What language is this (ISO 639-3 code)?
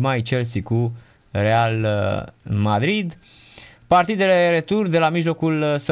ron